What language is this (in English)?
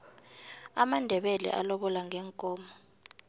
South Ndebele